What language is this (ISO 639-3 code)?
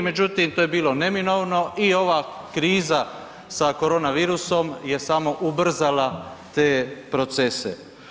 hrv